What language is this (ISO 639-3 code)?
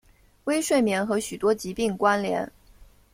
zho